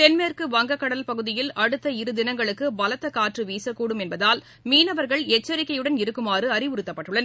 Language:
Tamil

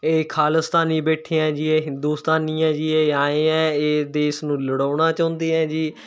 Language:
Punjabi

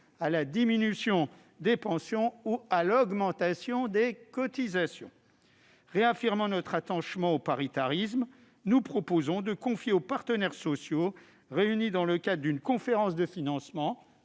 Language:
French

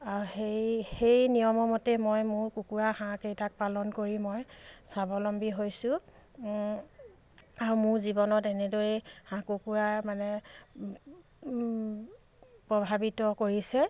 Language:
Assamese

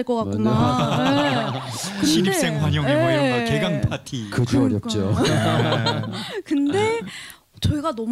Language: Korean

